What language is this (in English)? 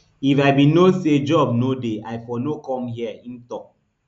Nigerian Pidgin